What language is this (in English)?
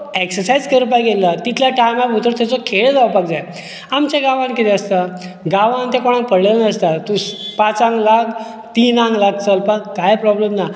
Konkani